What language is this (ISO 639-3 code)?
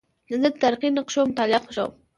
pus